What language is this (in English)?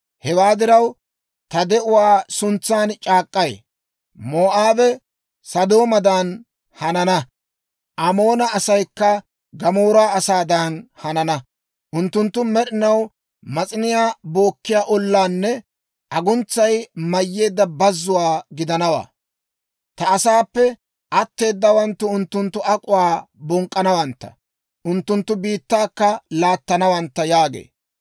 Dawro